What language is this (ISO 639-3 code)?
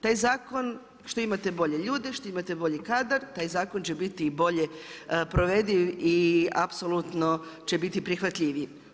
hrv